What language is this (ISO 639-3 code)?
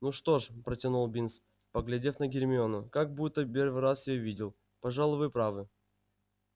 rus